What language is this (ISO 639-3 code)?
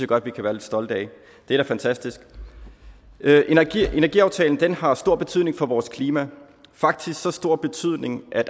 dan